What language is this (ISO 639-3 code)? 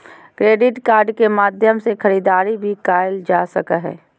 mag